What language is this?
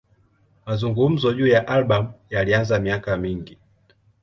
Swahili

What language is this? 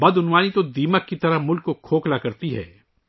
Urdu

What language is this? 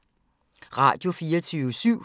Danish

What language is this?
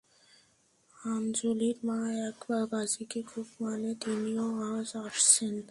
Bangla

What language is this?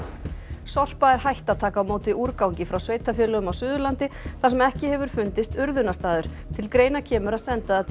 Icelandic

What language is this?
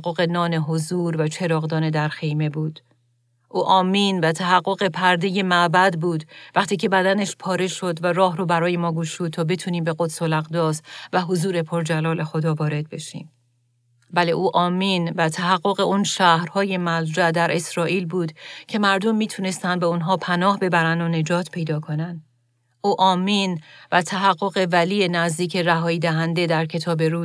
Persian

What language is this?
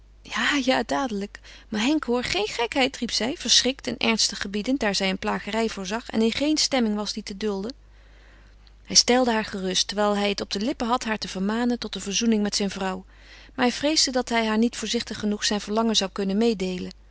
Dutch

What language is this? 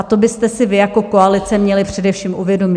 Czech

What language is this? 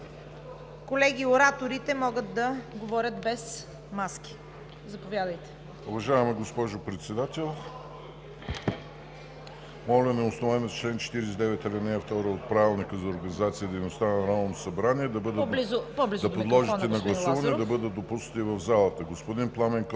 Bulgarian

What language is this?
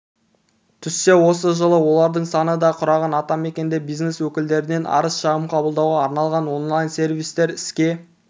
Kazakh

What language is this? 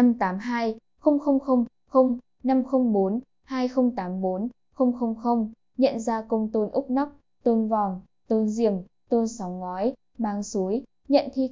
Vietnamese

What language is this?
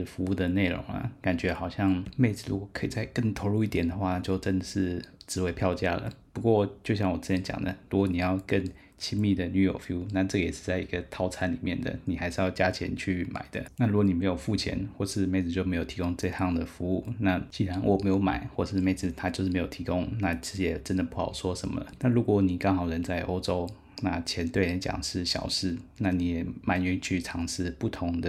Chinese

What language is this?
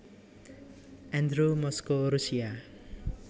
Javanese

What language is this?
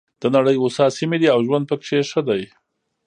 Pashto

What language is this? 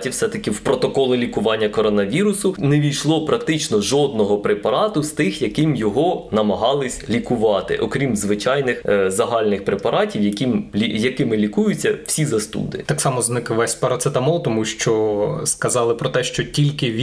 Ukrainian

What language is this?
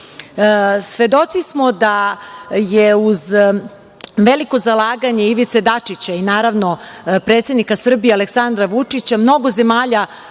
Serbian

